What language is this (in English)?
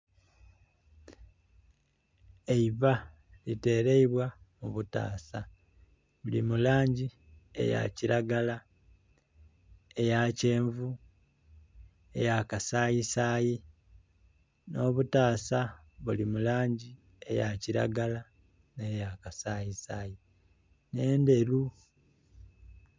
Soga